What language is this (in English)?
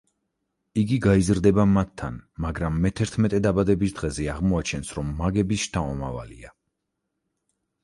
Georgian